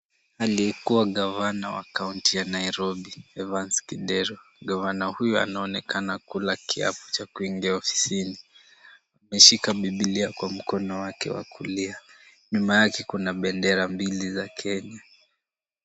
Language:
Swahili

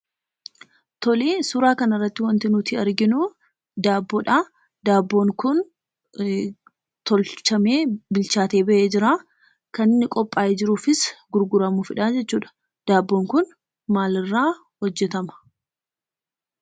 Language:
Oromo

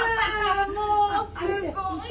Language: Japanese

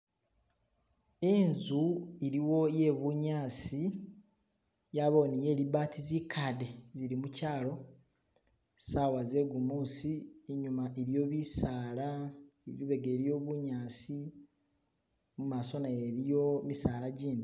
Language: Masaaba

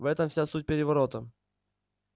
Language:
Russian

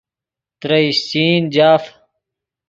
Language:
Yidgha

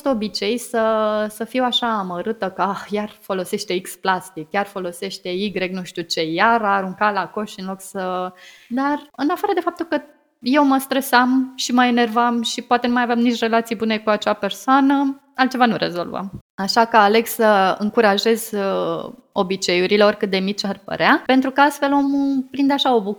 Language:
Romanian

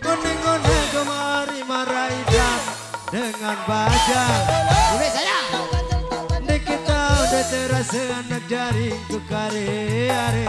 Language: Indonesian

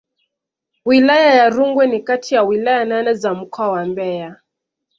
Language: Swahili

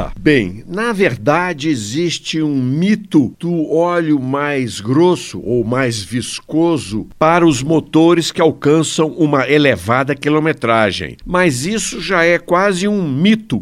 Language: Portuguese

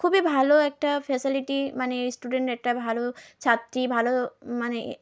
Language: Bangla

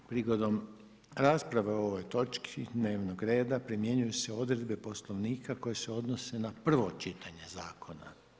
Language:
Croatian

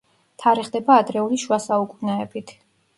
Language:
Georgian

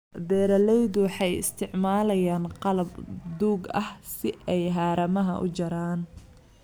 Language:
Somali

